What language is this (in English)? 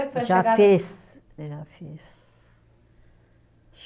Portuguese